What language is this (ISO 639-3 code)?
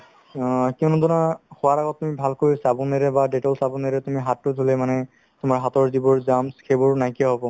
asm